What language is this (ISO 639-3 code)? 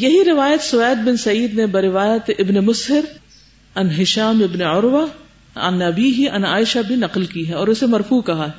urd